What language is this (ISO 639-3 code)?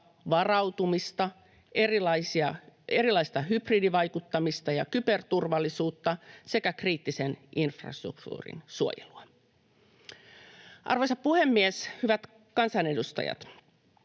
fin